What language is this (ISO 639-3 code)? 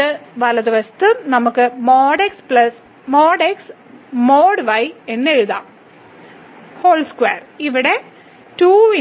mal